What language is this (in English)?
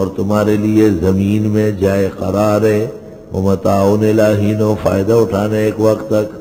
Arabic